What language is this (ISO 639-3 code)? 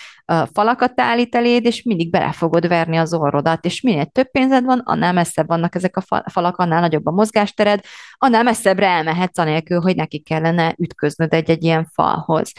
hun